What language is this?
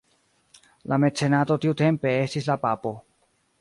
Esperanto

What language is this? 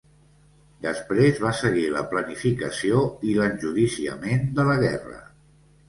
Catalan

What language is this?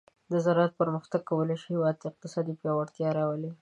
Pashto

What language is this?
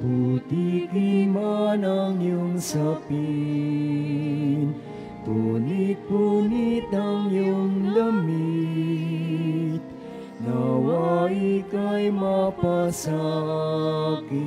Filipino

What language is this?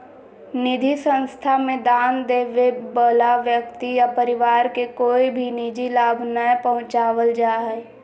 Magahi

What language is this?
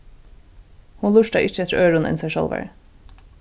Faroese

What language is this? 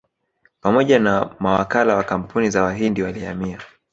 Swahili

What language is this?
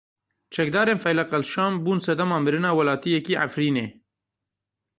Kurdish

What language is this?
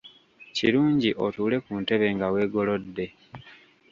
Ganda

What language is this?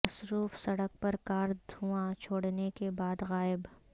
Urdu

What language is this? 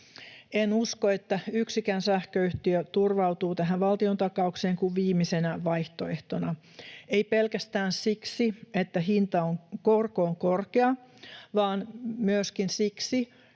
Finnish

